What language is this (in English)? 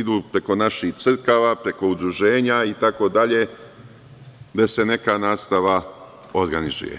Serbian